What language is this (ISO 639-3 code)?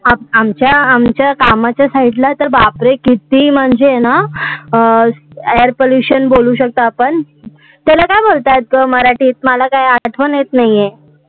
mar